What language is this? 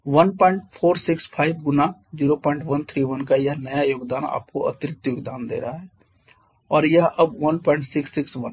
Hindi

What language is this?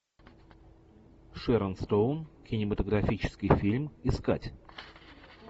Russian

